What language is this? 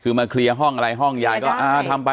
Thai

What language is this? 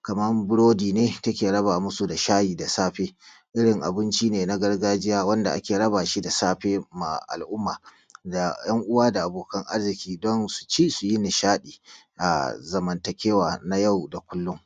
Hausa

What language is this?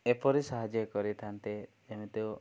Odia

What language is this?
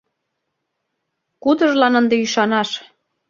Mari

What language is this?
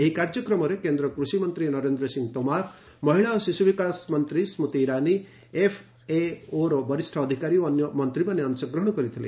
Odia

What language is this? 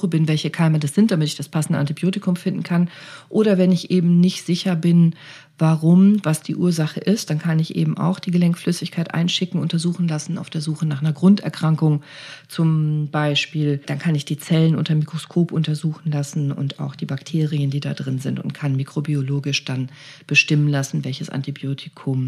German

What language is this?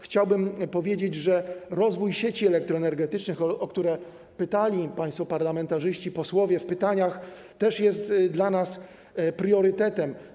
Polish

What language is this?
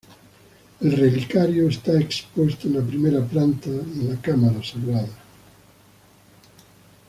Spanish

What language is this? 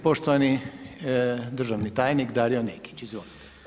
Croatian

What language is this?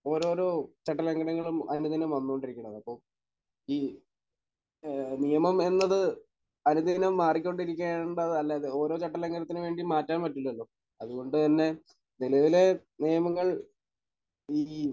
Malayalam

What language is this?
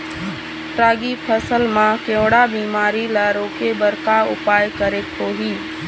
Chhattisgarhi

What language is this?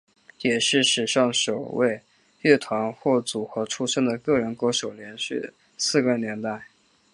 Chinese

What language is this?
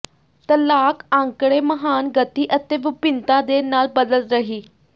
Punjabi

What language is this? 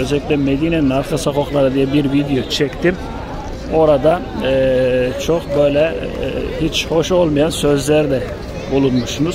Turkish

